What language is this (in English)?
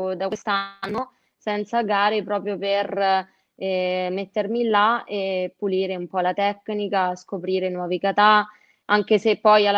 Italian